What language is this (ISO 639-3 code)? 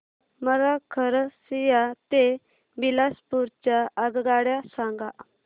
mar